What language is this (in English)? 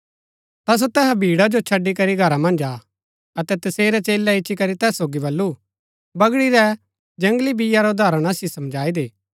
Gaddi